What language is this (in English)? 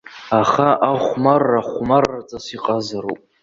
Abkhazian